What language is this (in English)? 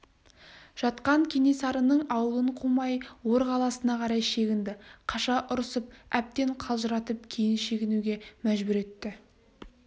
Kazakh